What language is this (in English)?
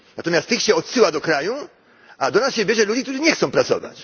Polish